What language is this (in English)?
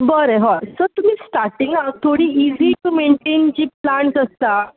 Konkani